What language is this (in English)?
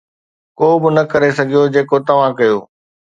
Sindhi